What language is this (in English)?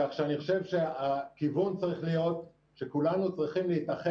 Hebrew